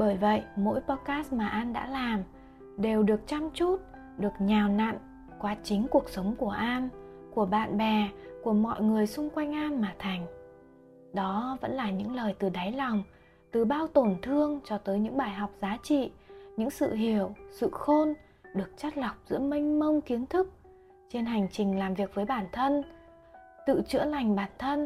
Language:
Vietnamese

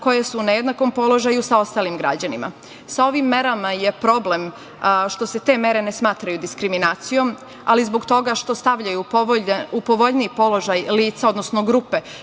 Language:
Serbian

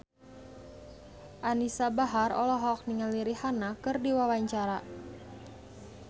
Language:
Sundanese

